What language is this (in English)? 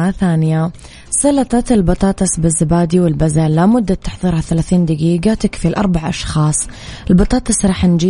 Arabic